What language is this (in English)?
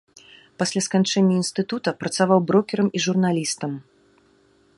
Belarusian